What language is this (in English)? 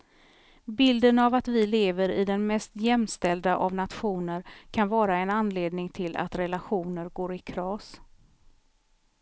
Swedish